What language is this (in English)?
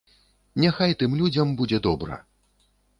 Belarusian